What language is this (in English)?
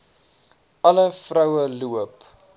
Afrikaans